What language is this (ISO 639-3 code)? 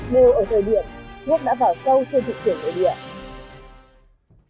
vie